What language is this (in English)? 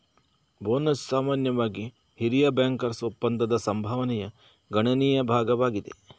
Kannada